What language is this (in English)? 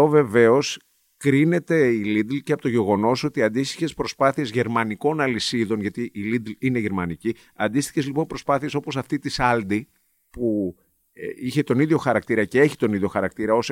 Greek